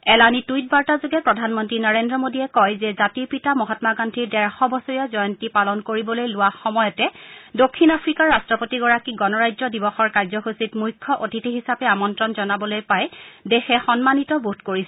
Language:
Assamese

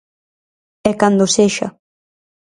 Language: Galician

